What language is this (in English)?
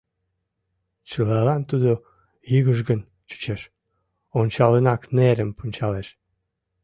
Mari